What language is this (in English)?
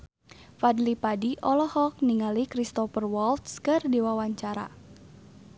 Sundanese